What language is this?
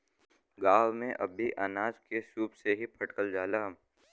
Bhojpuri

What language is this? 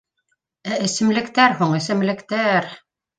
Bashkir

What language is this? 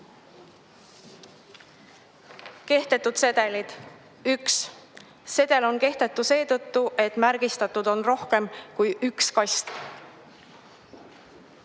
Estonian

